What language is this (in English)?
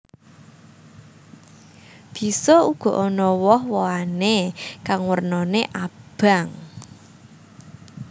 Javanese